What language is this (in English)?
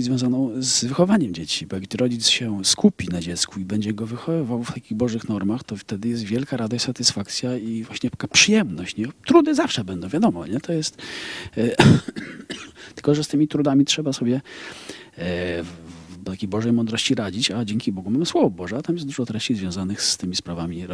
Polish